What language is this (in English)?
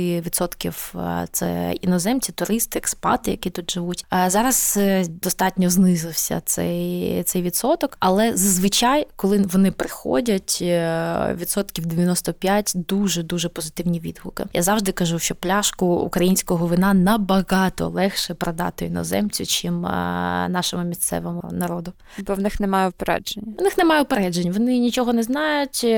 Ukrainian